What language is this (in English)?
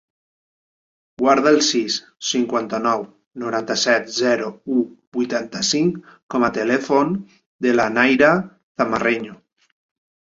Catalan